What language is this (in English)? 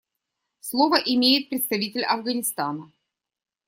Russian